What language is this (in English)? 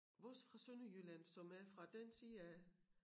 Danish